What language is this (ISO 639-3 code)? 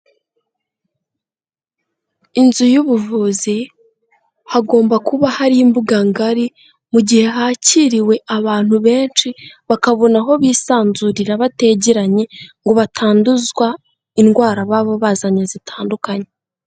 kin